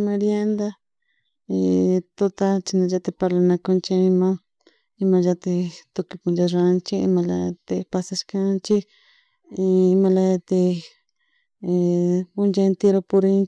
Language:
Chimborazo Highland Quichua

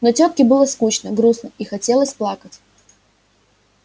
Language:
Russian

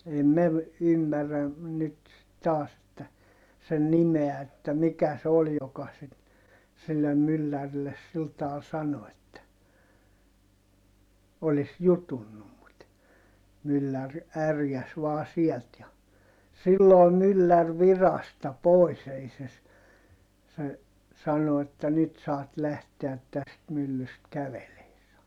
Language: Finnish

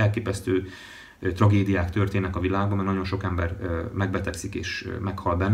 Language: Hungarian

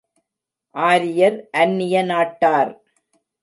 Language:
Tamil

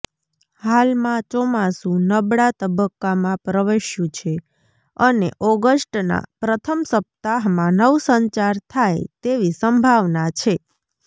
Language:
Gujarati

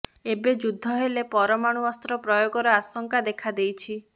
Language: Odia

